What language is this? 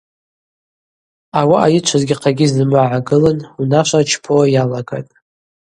Abaza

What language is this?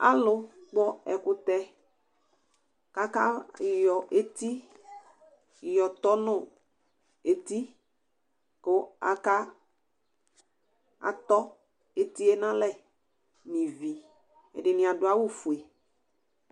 Ikposo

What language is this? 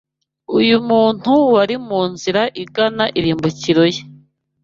Kinyarwanda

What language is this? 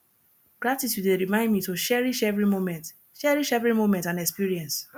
Nigerian Pidgin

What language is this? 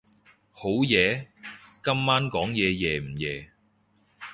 Cantonese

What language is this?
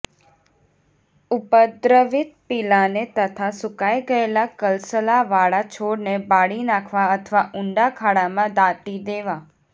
Gujarati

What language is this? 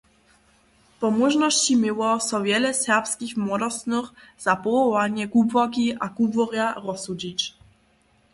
Upper Sorbian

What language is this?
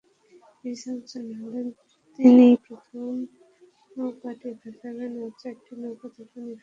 Bangla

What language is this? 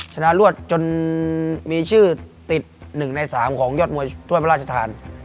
Thai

